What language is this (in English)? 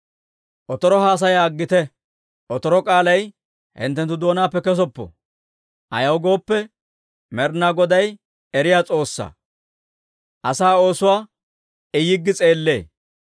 Dawro